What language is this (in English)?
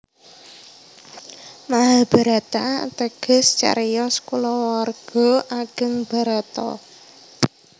Javanese